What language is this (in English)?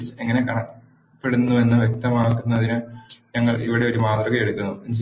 Malayalam